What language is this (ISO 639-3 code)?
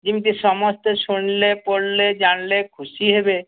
ori